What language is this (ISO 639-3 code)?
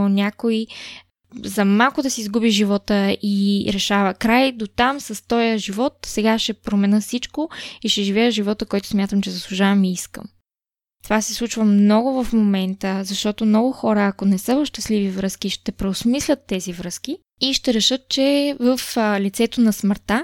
bul